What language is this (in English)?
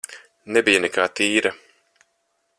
Latvian